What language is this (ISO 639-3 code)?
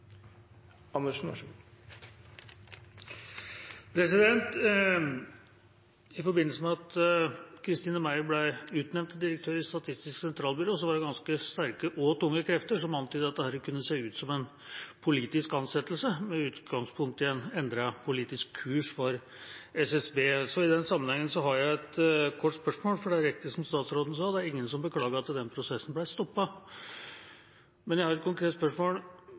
nob